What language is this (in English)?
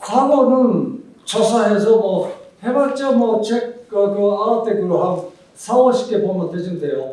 Korean